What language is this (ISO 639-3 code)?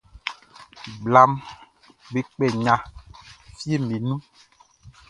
bci